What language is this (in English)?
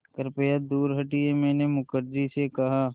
Hindi